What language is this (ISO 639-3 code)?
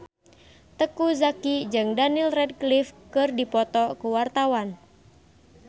sun